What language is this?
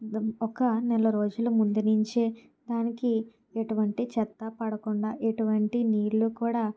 Telugu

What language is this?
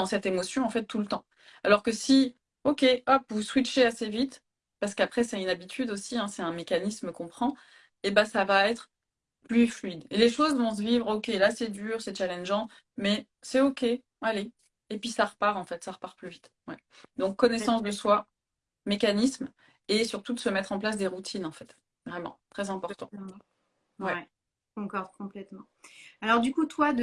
French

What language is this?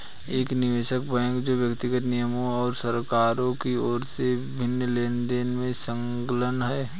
Hindi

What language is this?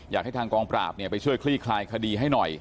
Thai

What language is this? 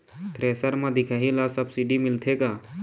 Chhattisgarhi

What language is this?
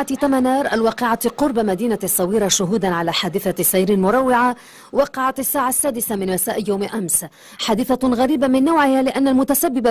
Arabic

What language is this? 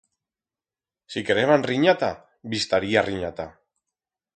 Aragonese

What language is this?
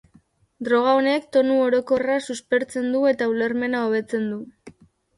Basque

